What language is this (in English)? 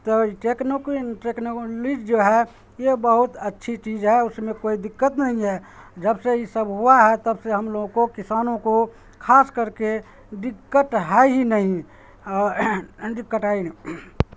Urdu